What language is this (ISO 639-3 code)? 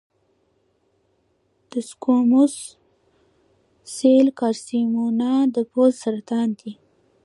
pus